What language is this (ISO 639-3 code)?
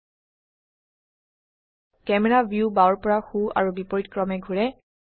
asm